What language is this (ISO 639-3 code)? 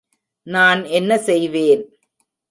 tam